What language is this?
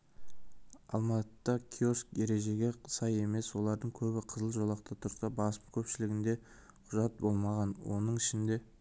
Kazakh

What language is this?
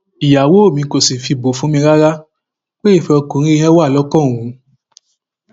Yoruba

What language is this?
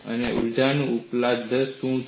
Gujarati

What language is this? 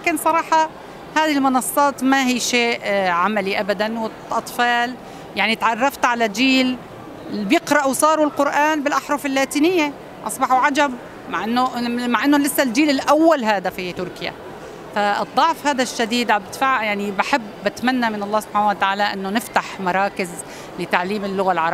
Arabic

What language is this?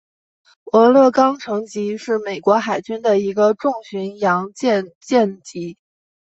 Chinese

